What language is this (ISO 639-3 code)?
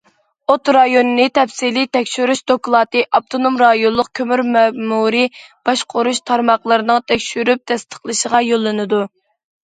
uig